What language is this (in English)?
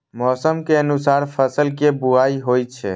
Maithili